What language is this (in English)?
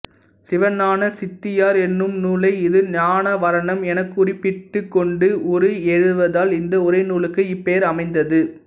Tamil